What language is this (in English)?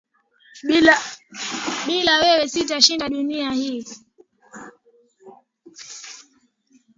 Swahili